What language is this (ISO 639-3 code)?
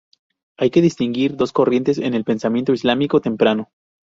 spa